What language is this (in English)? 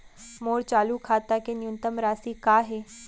Chhattisgarhi